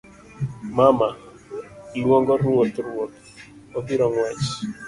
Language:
Luo (Kenya and Tanzania)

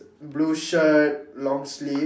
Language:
English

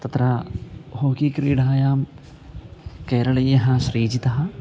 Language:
Sanskrit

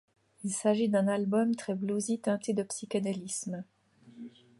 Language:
French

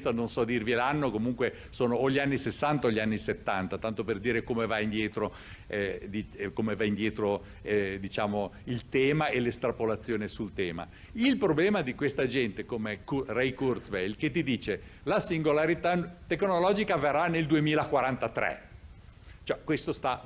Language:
Italian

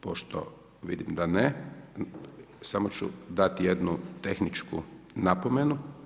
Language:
Croatian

